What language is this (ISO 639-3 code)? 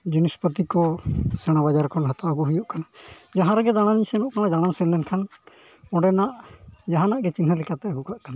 sat